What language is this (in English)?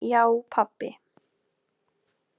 Icelandic